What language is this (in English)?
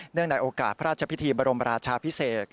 Thai